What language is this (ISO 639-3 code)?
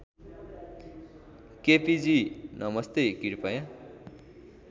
nep